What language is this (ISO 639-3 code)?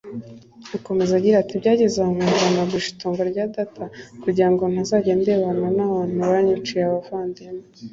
kin